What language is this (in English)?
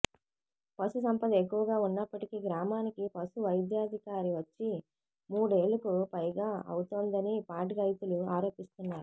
Telugu